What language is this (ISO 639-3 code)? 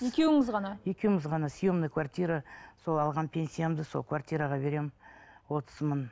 kaz